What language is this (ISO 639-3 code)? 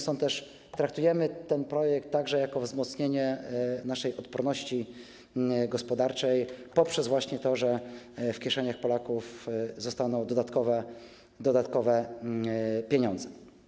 pol